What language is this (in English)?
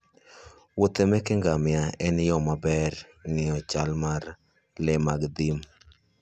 Luo (Kenya and Tanzania)